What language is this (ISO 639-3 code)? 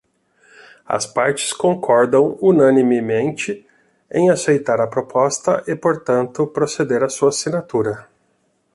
por